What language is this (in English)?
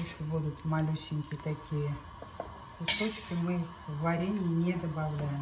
Russian